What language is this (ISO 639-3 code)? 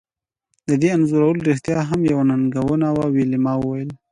pus